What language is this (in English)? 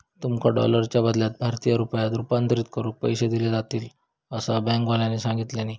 Marathi